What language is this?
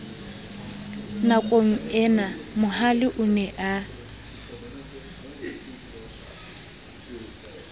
Southern Sotho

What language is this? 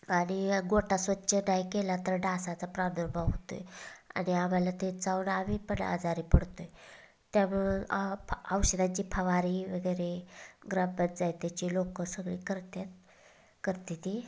Marathi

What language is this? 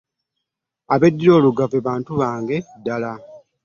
Ganda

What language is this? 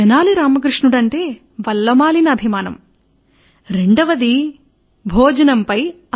Telugu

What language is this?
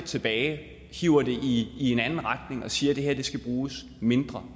Danish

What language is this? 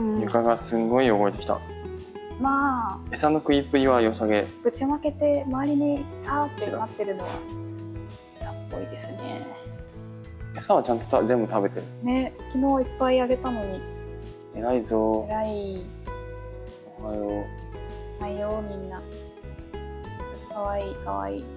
Japanese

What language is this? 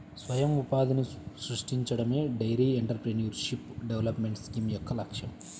Telugu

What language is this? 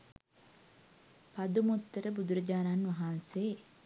Sinhala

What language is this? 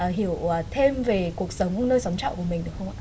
Vietnamese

